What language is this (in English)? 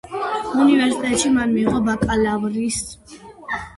Georgian